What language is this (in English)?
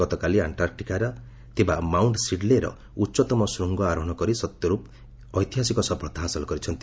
Odia